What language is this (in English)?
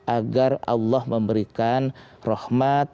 Indonesian